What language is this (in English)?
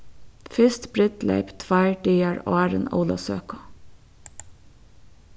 Faroese